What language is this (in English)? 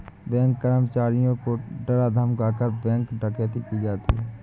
Hindi